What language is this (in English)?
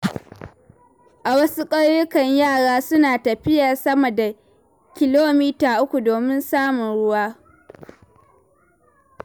Hausa